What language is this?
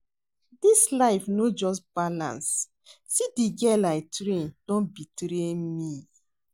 Nigerian Pidgin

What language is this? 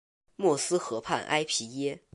Chinese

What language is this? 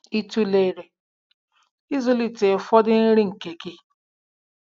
Igbo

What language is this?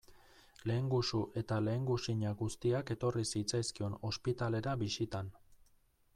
Basque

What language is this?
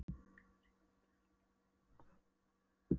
Icelandic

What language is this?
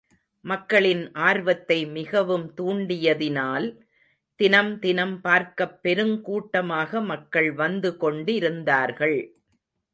Tamil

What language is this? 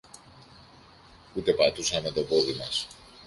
Greek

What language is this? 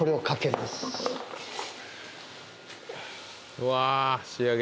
Japanese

